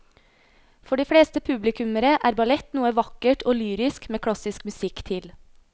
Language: Norwegian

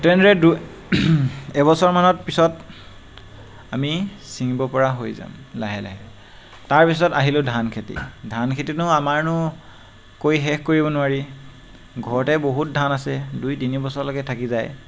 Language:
Assamese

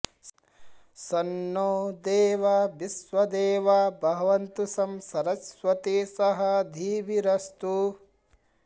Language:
Sanskrit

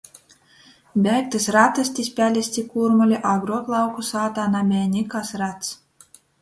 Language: Latgalian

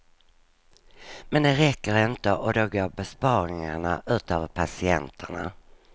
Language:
Swedish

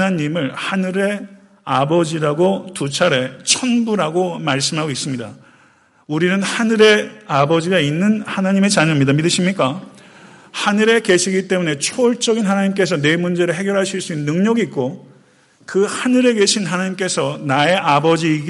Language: Korean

